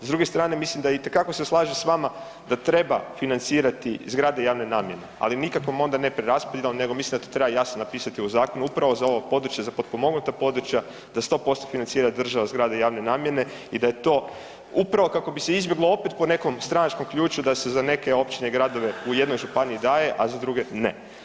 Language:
Croatian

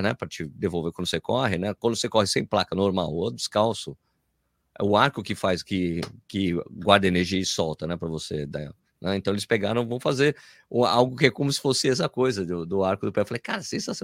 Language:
Portuguese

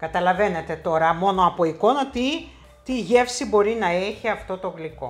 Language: Greek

